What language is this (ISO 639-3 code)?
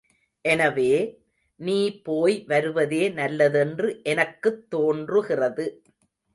tam